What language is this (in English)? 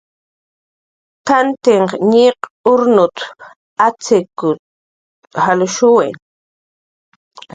Jaqaru